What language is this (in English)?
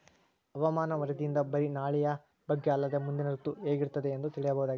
Kannada